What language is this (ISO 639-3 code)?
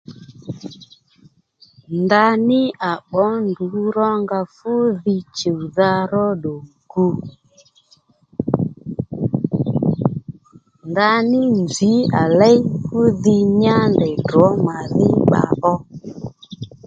led